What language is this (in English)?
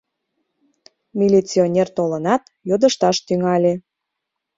Mari